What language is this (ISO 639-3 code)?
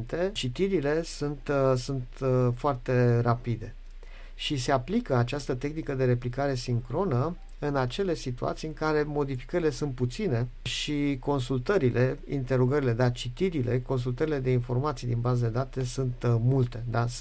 ron